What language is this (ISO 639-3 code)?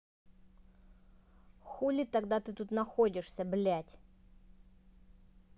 rus